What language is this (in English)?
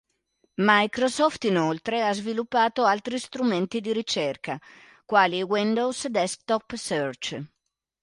Italian